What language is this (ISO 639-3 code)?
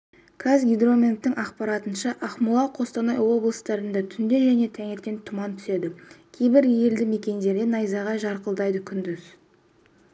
kaz